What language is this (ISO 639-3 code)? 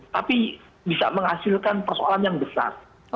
ind